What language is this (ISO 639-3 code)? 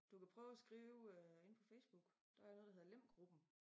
dan